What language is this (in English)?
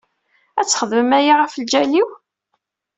Kabyle